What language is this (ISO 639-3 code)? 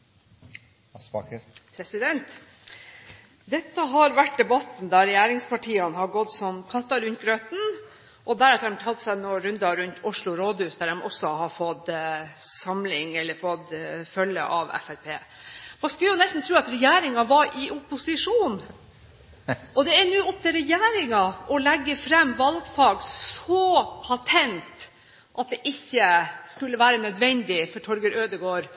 nob